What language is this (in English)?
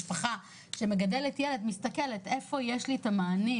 Hebrew